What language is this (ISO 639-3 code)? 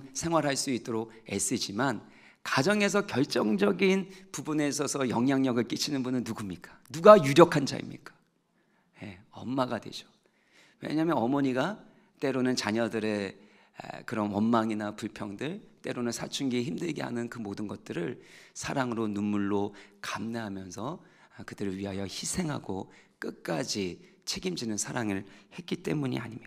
kor